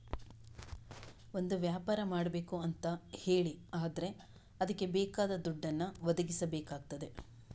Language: Kannada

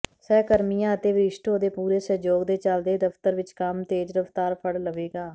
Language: Punjabi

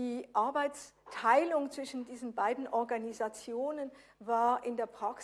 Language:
German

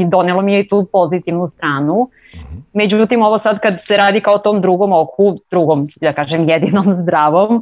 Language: Croatian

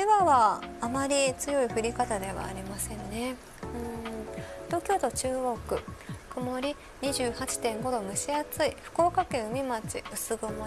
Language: Japanese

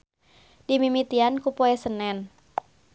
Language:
Sundanese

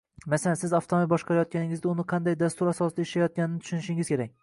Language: Uzbek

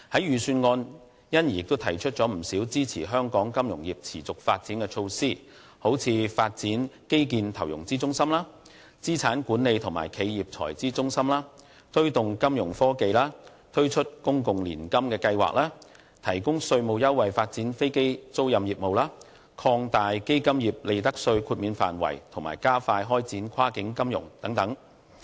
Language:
Cantonese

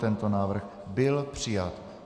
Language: Czech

